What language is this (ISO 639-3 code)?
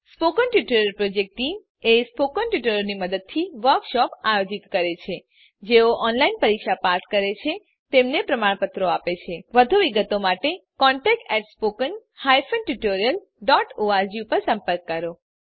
guj